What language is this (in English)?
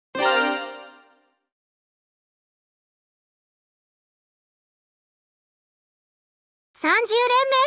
Japanese